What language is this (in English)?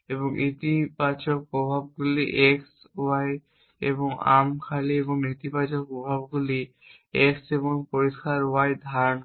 Bangla